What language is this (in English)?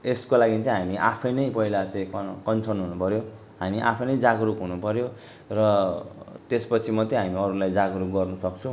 Nepali